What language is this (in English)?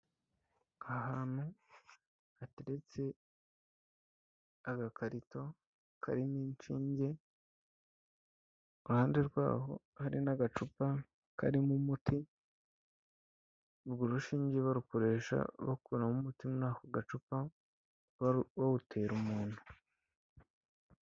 Kinyarwanda